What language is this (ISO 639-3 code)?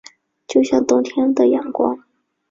zho